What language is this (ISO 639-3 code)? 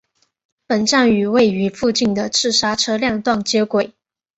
zho